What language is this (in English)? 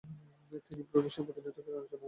Bangla